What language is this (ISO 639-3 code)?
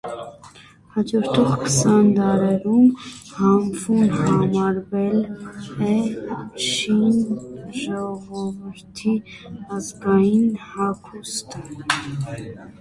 hye